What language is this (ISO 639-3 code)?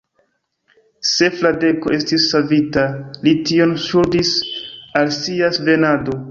epo